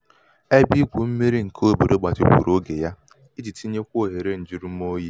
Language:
Igbo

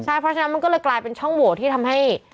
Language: Thai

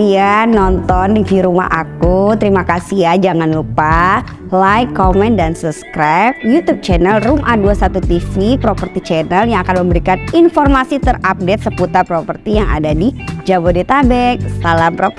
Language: Indonesian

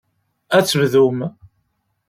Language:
Kabyle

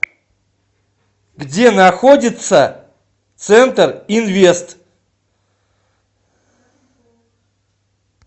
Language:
Russian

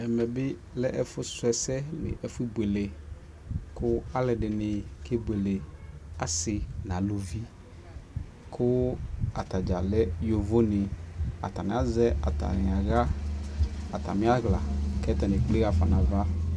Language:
Ikposo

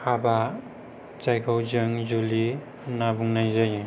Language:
Bodo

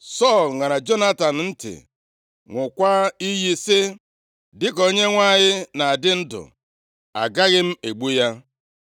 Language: Igbo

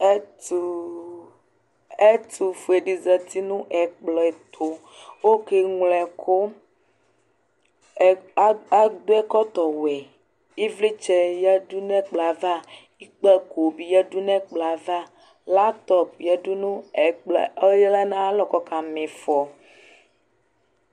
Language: Ikposo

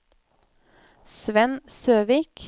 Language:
Norwegian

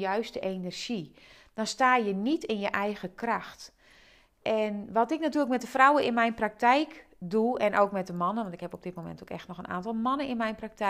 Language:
Dutch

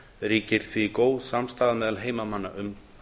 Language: Icelandic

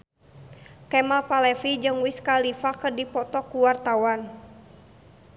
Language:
Sundanese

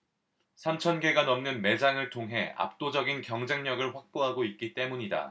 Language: Korean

